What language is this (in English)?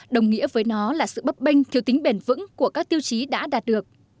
Vietnamese